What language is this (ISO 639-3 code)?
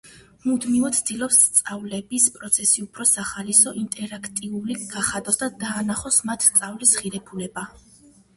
kat